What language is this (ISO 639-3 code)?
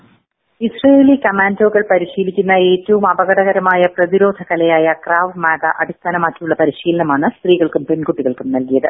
mal